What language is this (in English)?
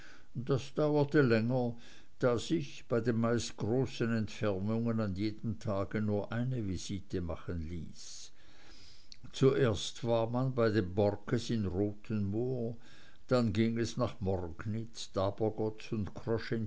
German